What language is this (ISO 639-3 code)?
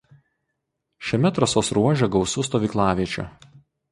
lit